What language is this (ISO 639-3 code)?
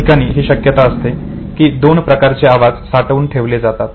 mar